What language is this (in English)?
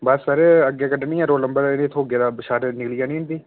Dogri